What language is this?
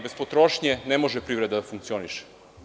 Serbian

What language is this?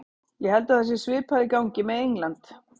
Icelandic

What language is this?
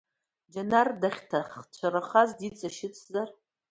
Abkhazian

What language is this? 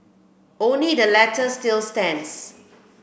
English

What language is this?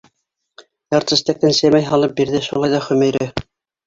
Bashkir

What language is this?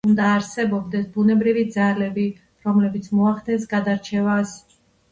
Georgian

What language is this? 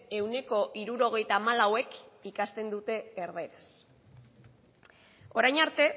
Basque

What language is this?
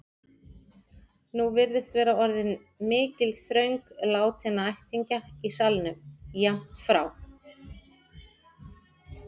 Icelandic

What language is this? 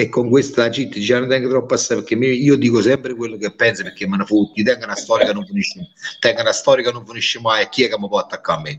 Italian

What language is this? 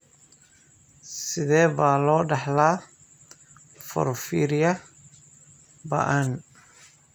Somali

